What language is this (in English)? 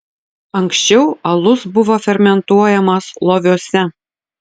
Lithuanian